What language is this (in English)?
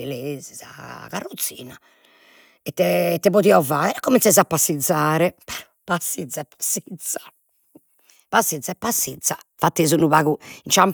Sardinian